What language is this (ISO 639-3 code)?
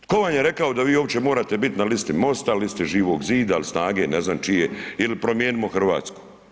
hrv